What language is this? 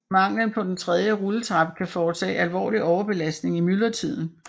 Danish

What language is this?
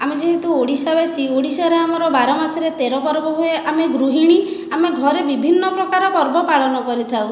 Odia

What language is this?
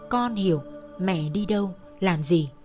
Vietnamese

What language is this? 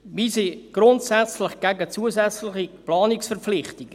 Swiss German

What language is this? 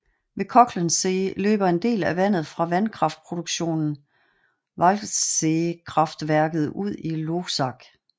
Danish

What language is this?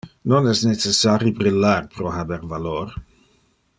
Interlingua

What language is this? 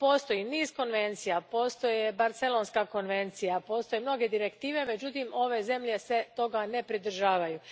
Croatian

